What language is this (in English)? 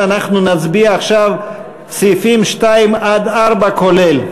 Hebrew